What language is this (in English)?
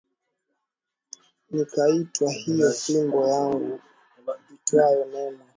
Swahili